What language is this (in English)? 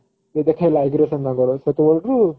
Odia